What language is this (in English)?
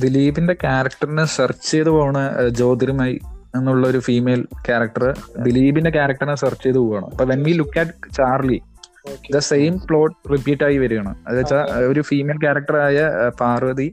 Malayalam